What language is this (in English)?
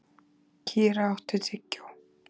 Icelandic